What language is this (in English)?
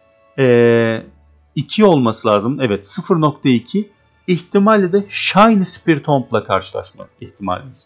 Turkish